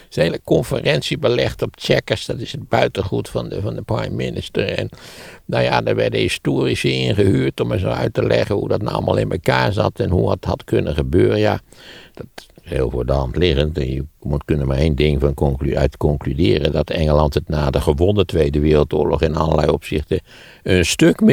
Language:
Dutch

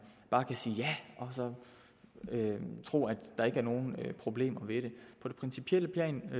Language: Danish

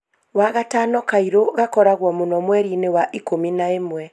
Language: Kikuyu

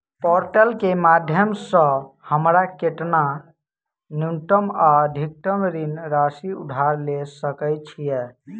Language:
Maithili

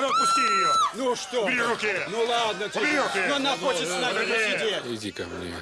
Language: Russian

